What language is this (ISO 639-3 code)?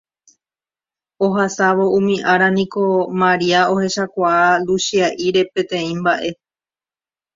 grn